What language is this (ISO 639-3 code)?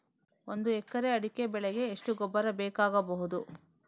kan